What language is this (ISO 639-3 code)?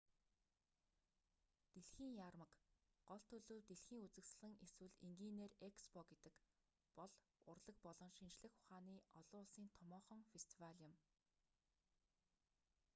mon